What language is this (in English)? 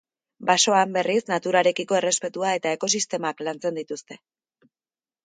Basque